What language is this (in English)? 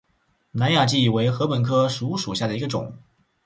Chinese